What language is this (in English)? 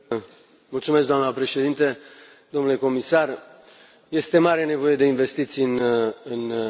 Romanian